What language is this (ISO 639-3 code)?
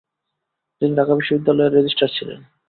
ben